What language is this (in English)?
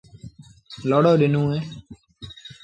Sindhi Bhil